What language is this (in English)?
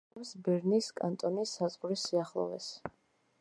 Georgian